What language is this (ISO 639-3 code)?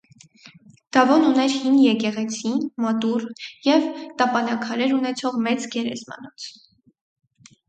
hye